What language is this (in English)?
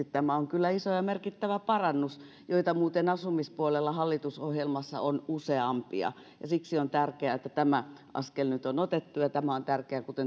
Finnish